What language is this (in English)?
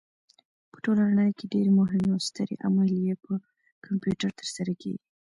Pashto